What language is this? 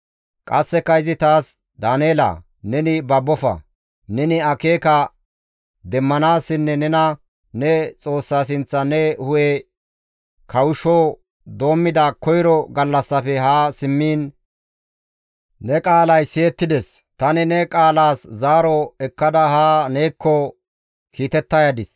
Gamo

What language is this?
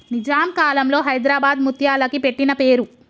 Telugu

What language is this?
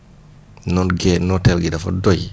Wolof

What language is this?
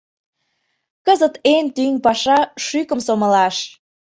Mari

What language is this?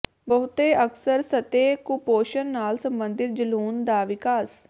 Punjabi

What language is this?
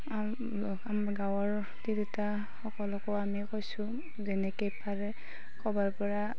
Assamese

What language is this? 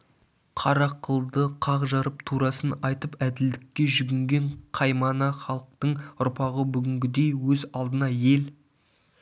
Kazakh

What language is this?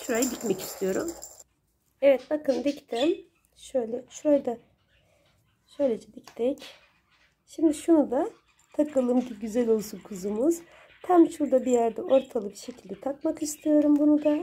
Turkish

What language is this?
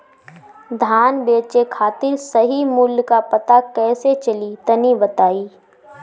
Bhojpuri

